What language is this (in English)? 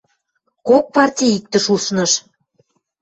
Western Mari